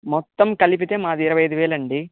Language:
Telugu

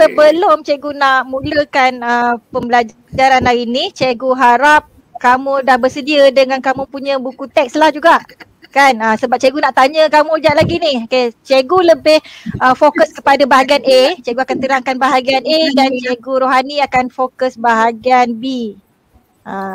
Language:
Malay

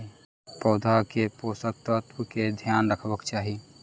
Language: Maithili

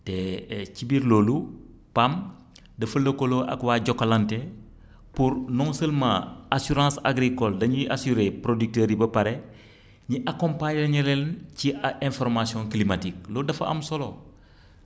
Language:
Wolof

